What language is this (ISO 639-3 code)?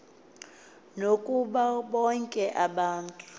xho